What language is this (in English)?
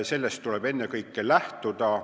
Estonian